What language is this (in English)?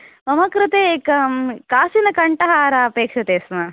Sanskrit